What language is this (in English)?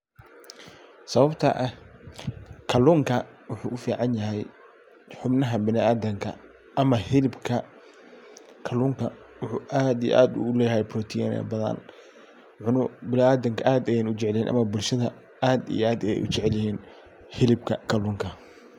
Somali